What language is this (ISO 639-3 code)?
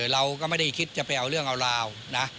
tha